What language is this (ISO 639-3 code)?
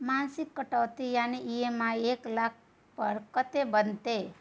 mai